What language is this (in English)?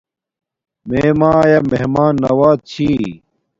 Domaaki